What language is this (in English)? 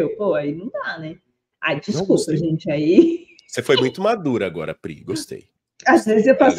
Portuguese